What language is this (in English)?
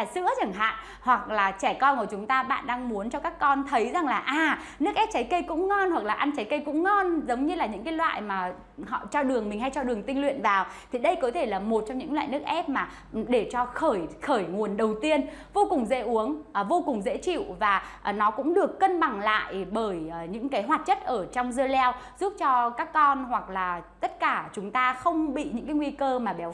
Vietnamese